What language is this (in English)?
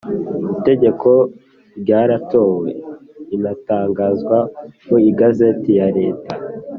Kinyarwanda